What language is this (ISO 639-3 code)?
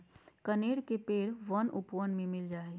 mag